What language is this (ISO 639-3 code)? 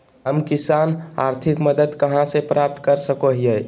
mag